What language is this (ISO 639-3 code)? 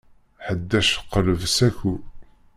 kab